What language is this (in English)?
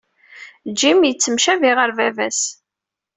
Kabyle